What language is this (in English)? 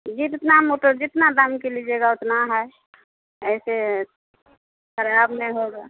Maithili